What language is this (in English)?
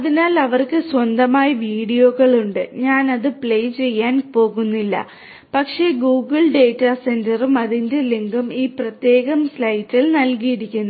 Malayalam